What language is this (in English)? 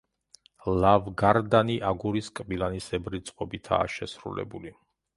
Georgian